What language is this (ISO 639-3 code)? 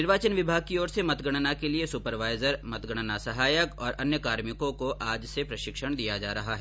hin